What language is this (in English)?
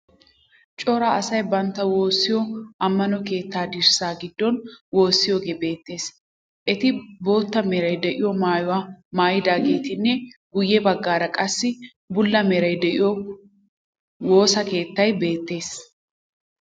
Wolaytta